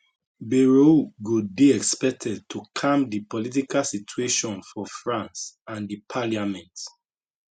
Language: Nigerian Pidgin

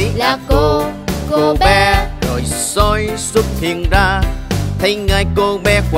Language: Vietnamese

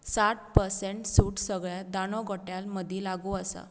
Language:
Konkani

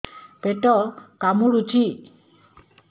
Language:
Odia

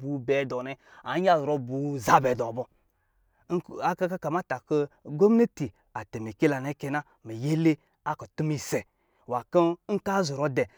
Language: Lijili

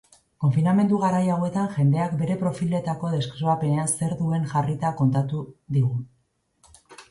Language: Basque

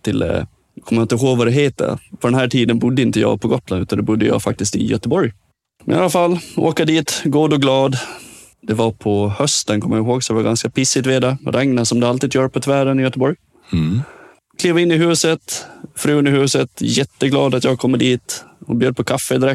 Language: Swedish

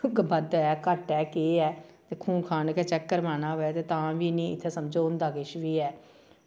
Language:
Dogri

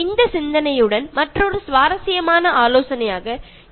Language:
Malayalam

